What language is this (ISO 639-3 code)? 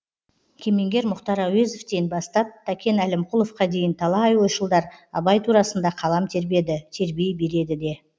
kaz